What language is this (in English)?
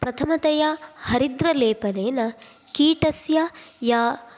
Sanskrit